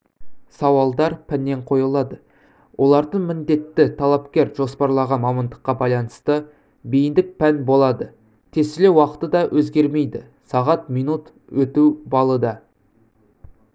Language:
Kazakh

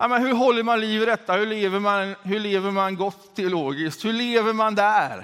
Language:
Swedish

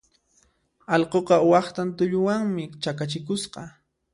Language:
Puno Quechua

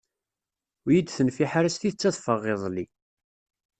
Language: Kabyle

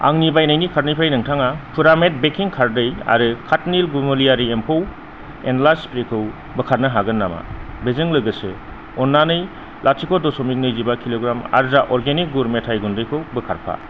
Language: Bodo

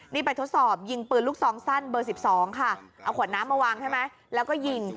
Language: Thai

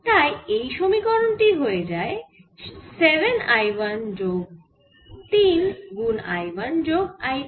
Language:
Bangla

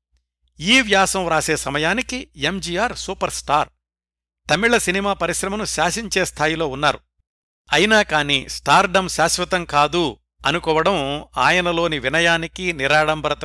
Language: Telugu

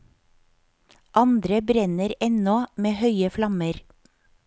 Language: Norwegian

